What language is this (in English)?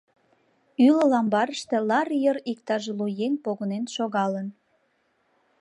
Mari